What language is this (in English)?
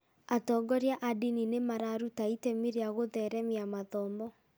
Kikuyu